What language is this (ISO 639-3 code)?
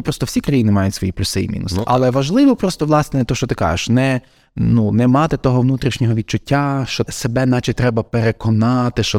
ukr